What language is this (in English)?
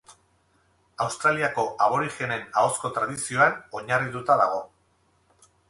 Basque